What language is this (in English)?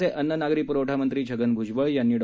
Marathi